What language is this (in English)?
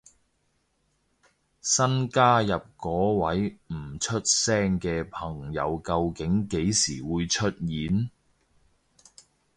Cantonese